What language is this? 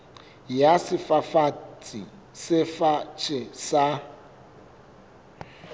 Southern Sotho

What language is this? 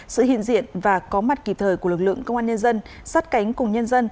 Vietnamese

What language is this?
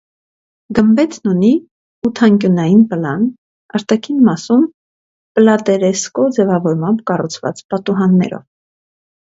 Armenian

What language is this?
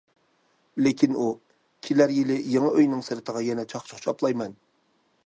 Uyghur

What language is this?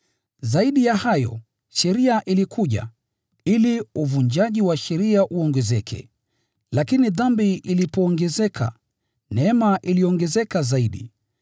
Swahili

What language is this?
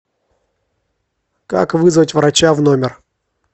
Russian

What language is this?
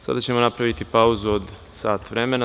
Serbian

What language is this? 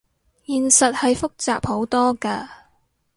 Cantonese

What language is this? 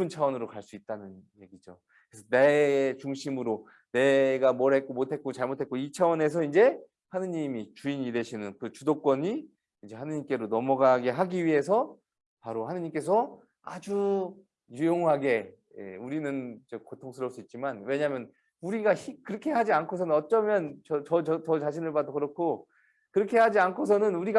Korean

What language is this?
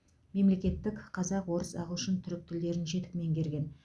Kazakh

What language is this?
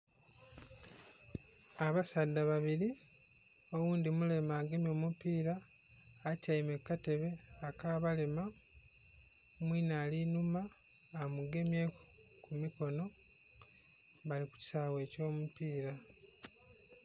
Soga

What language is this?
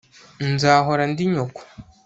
Kinyarwanda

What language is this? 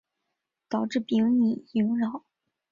Chinese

